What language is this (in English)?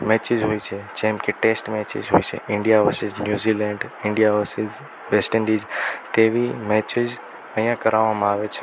Gujarati